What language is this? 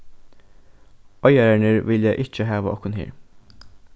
Faroese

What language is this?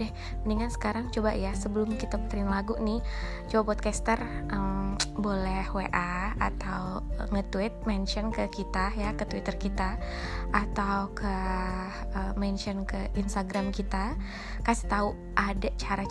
Indonesian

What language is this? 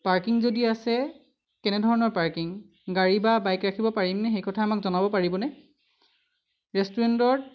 Assamese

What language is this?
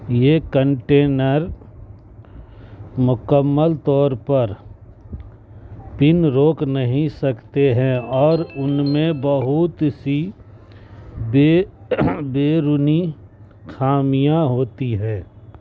Urdu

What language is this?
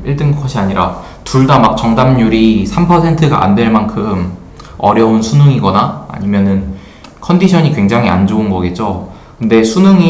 Korean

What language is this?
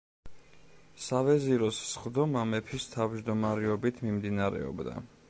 Georgian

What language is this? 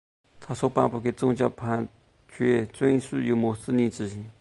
Chinese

